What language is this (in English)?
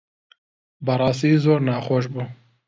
Central Kurdish